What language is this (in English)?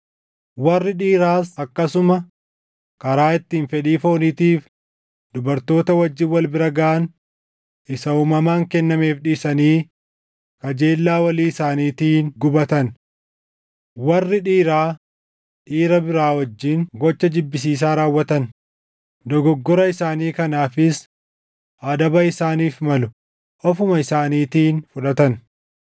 Oromo